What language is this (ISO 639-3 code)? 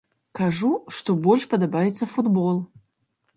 bel